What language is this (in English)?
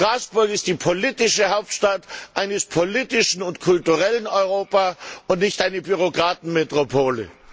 German